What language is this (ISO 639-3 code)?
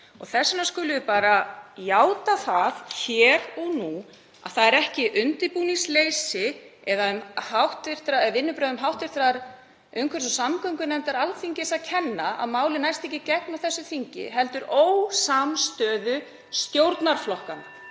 isl